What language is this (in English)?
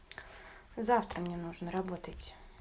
Russian